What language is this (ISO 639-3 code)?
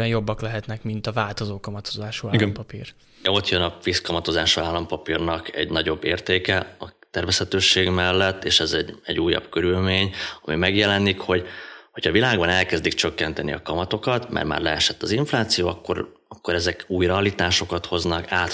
hun